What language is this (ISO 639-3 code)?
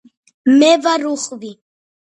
kat